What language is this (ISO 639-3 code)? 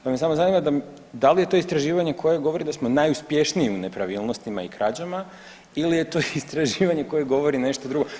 hrv